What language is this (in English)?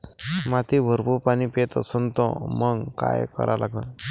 Marathi